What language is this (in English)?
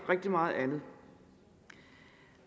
Danish